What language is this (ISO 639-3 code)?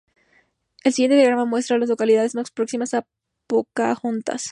spa